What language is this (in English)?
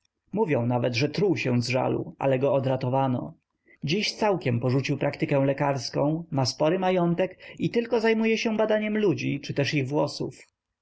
Polish